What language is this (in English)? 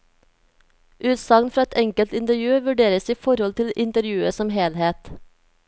Norwegian